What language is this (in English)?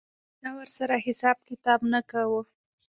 Pashto